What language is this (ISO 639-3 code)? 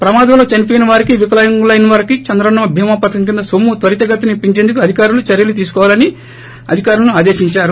tel